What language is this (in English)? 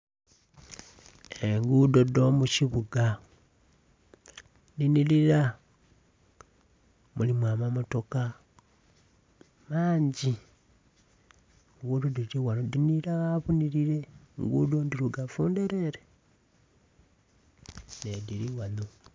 Soga